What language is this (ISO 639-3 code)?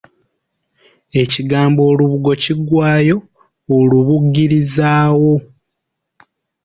lug